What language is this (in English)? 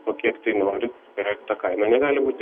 Lithuanian